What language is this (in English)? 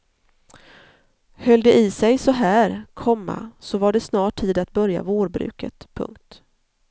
Swedish